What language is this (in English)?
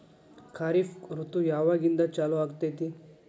Kannada